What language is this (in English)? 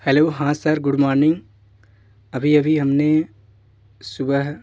Hindi